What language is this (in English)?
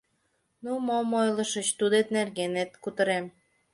Mari